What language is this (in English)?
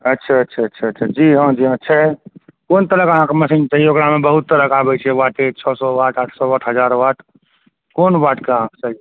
Maithili